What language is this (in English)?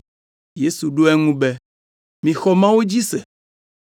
Ewe